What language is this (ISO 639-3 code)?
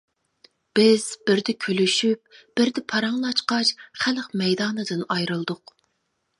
uig